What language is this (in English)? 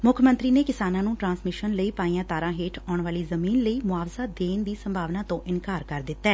Punjabi